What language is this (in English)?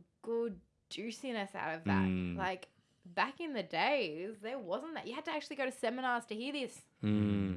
English